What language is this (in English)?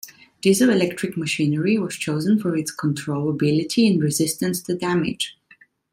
English